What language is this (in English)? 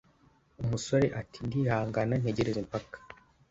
Kinyarwanda